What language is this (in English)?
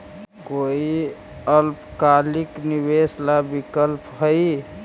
Magahi